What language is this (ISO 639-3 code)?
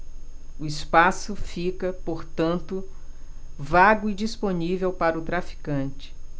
por